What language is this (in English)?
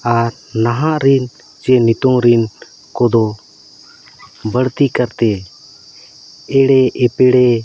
Santali